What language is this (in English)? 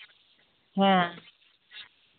Santali